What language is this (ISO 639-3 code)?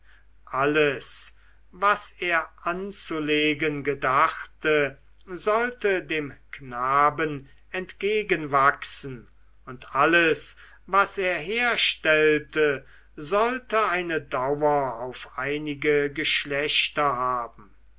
deu